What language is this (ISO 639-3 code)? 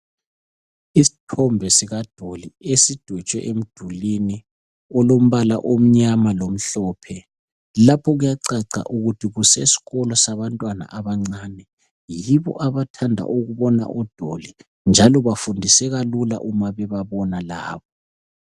nde